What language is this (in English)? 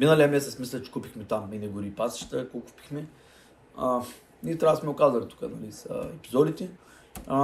Bulgarian